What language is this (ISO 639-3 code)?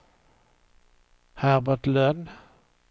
swe